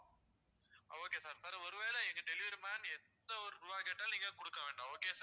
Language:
Tamil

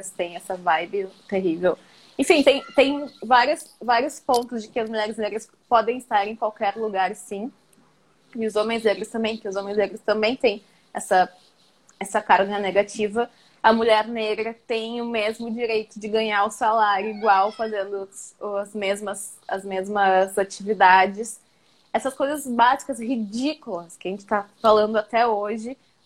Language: Portuguese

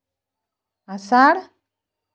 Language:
Santali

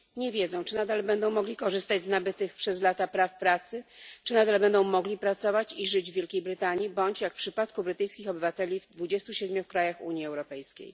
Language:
Polish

